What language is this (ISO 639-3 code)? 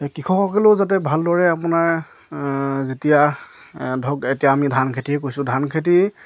asm